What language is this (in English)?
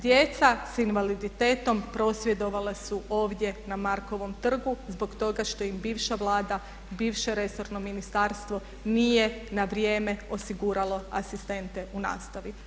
Croatian